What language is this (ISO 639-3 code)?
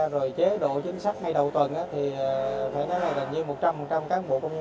vie